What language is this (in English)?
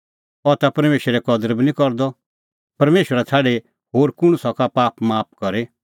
Kullu Pahari